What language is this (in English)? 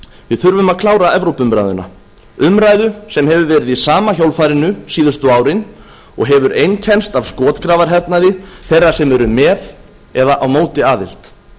Icelandic